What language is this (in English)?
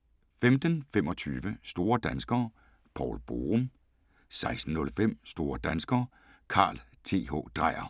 Danish